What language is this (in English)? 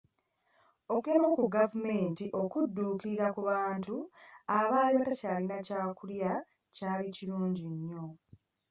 Ganda